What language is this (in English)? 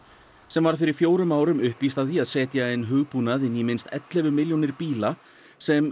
Icelandic